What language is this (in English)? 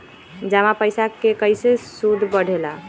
Magahi